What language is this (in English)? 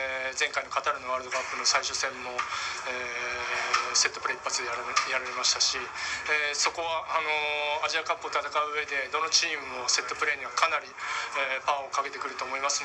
Japanese